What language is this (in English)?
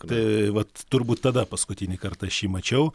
Lithuanian